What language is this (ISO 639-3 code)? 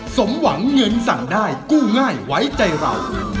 tha